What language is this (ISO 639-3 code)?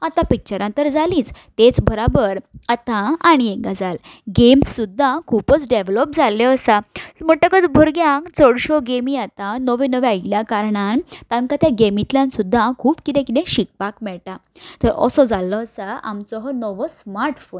kok